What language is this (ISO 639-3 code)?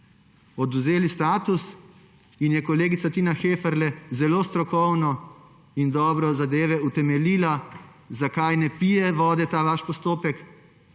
slv